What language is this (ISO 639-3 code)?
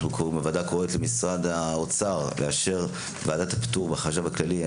heb